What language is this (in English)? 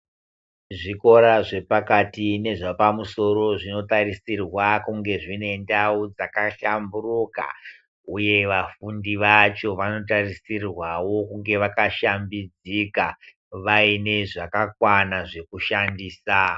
Ndau